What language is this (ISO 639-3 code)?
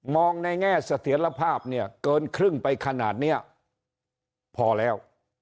tha